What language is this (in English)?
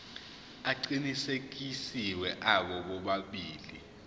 Zulu